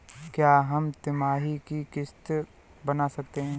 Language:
Hindi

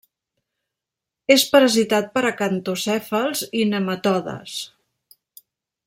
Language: Catalan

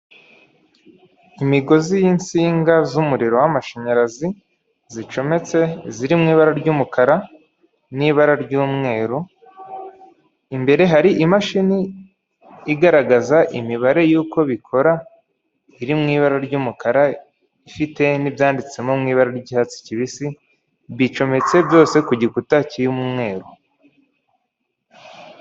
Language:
Kinyarwanda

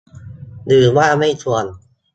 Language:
Thai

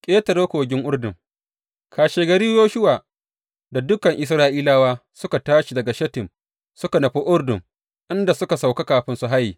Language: Hausa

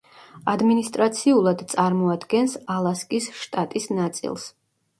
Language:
Georgian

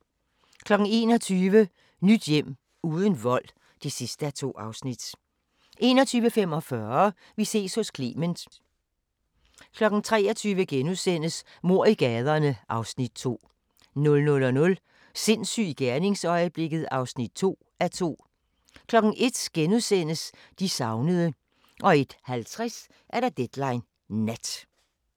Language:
Danish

